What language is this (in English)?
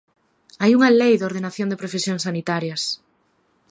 Galician